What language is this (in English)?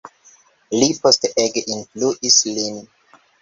Esperanto